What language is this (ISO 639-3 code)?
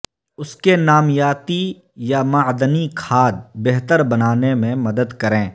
urd